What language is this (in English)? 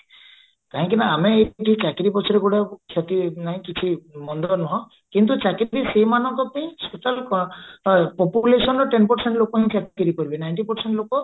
Odia